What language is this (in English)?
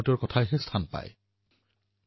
Assamese